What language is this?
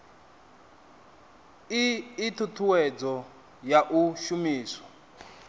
Venda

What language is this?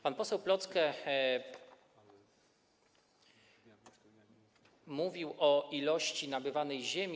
Polish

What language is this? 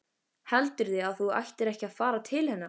Icelandic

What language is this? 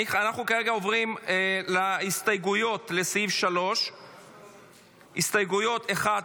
Hebrew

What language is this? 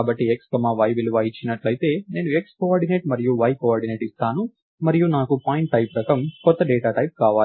Telugu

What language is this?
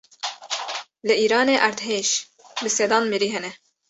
Kurdish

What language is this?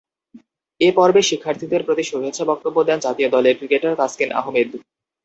Bangla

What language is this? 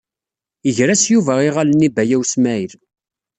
Kabyle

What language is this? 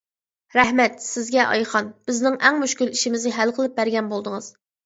Uyghur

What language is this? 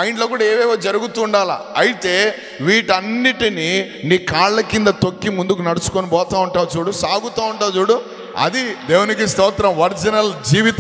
Telugu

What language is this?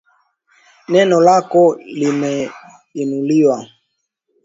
Swahili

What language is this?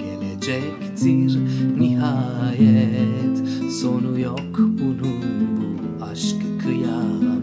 Turkish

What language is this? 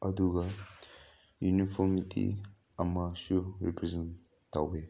Manipuri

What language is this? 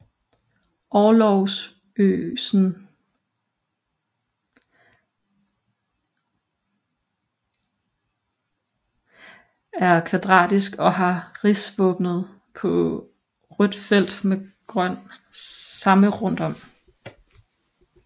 Danish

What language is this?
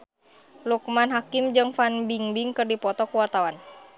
Sundanese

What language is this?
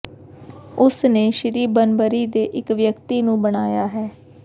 Punjabi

